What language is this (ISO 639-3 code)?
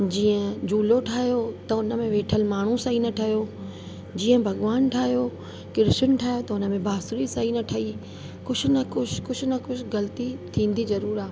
snd